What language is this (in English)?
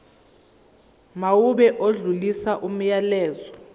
Zulu